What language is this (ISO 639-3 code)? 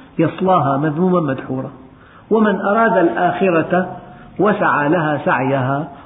ara